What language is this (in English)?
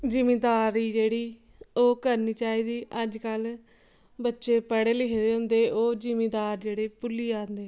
Dogri